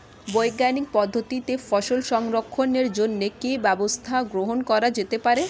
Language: Bangla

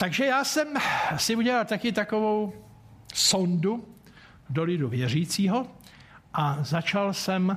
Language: Czech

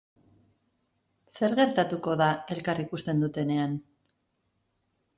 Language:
Basque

